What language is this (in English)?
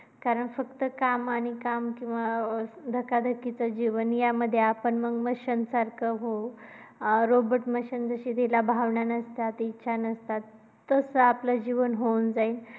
Marathi